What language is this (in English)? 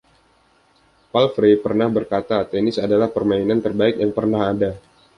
Indonesian